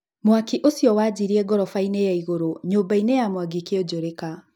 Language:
Kikuyu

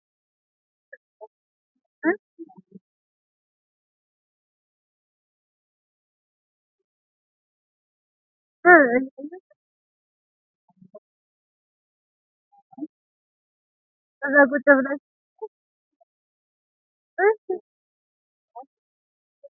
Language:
Sidamo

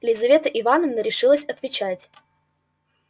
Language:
Russian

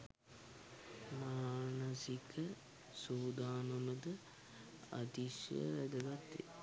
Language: Sinhala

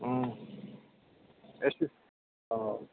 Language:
Bodo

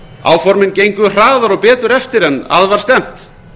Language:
Icelandic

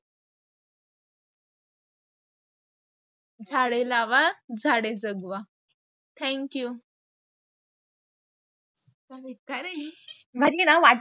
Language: Marathi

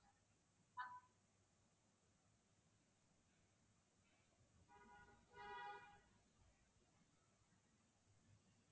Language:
Tamil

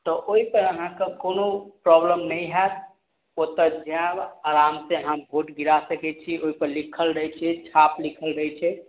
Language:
Maithili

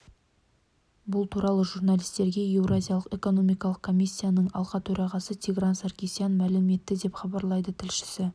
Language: Kazakh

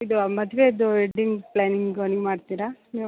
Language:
Kannada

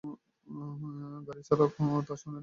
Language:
Bangla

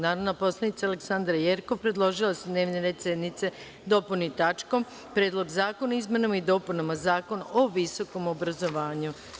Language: Serbian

